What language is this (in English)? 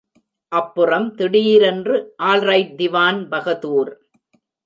Tamil